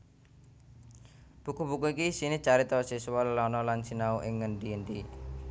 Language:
Javanese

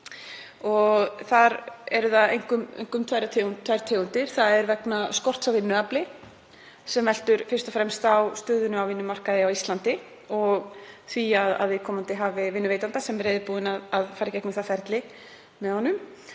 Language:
Icelandic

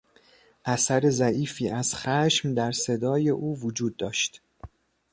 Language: Persian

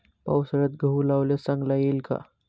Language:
Marathi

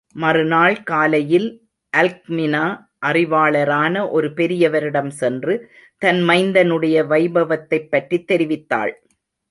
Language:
Tamil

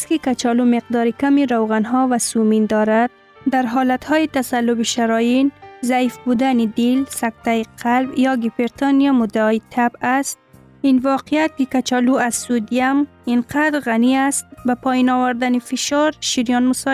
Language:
Persian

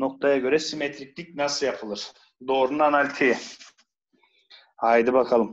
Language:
Turkish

